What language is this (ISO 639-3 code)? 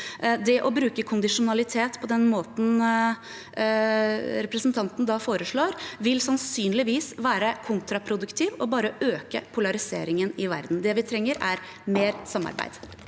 nor